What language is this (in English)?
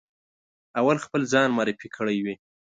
Pashto